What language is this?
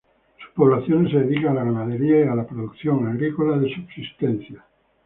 Spanish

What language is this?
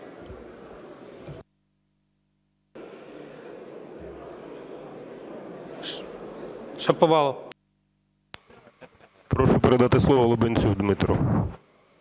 Ukrainian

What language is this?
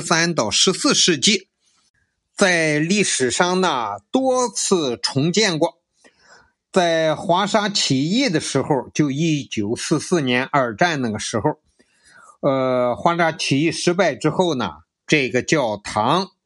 Chinese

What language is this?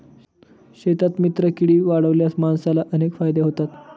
Marathi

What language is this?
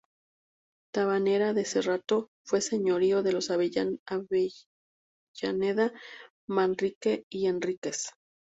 Spanish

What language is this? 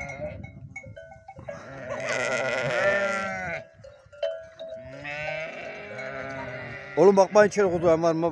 Turkish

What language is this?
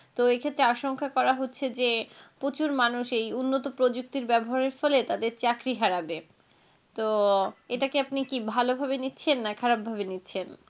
Bangla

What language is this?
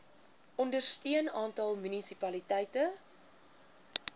Afrikaans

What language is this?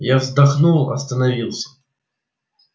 Russian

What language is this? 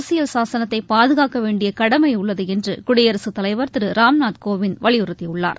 Tamil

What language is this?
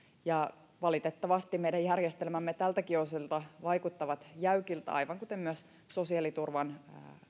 Finnish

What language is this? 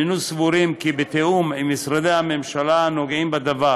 Hebrew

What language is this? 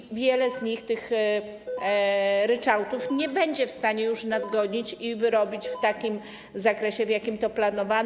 Polish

